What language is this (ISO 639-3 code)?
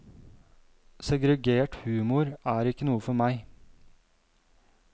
nor